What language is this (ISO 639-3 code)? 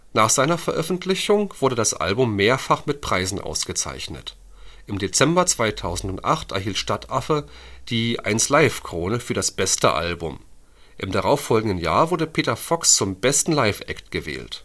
deu